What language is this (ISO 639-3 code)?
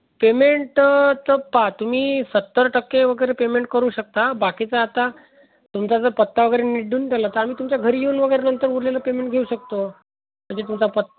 mar